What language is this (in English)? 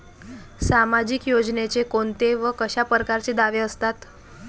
Marathi